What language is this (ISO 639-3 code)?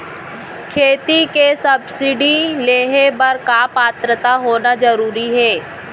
hne